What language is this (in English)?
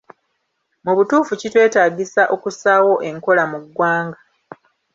Ganda